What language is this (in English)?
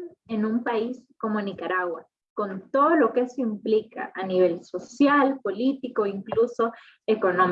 Spanish